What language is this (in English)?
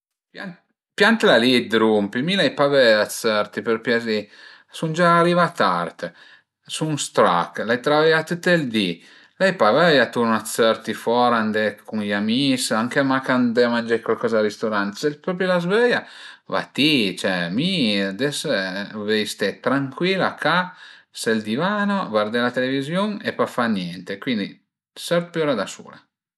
Piedmontese